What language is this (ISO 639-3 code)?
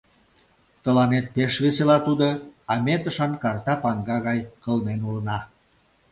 chm